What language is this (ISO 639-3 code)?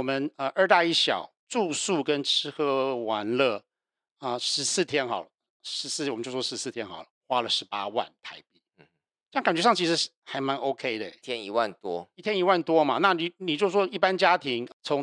zho